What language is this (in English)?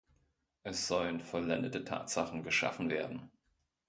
German